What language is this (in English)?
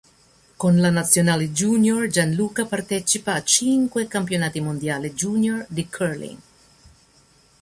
Italian